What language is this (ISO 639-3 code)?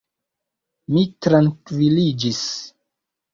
epo